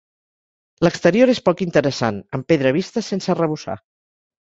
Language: Catalan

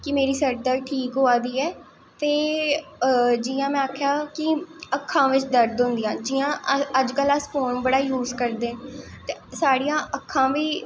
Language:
Dogri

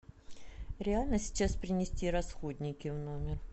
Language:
Russian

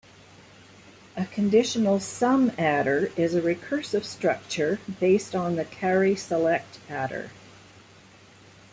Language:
English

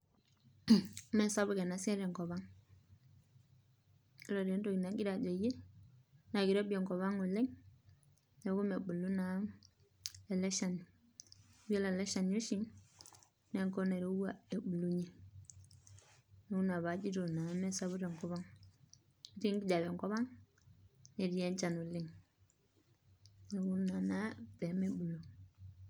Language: Masai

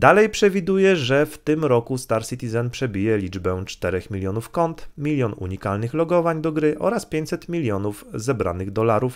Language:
Polish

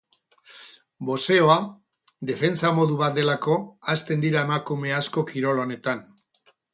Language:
Basque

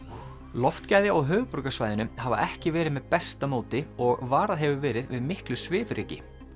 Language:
Icelandic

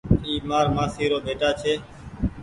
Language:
Goaria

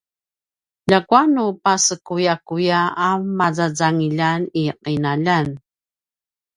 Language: Paiwan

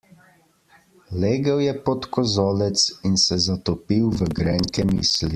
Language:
Slovenian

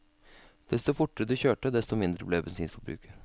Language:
Norwegian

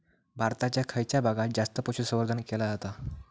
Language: Marathi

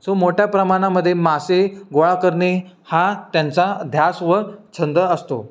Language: Marathi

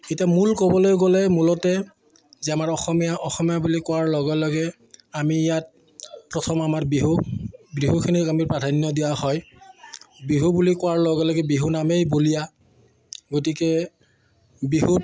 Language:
Assamese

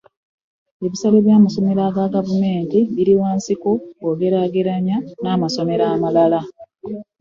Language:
Ganda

